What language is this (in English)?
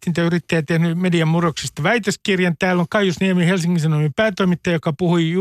Finnish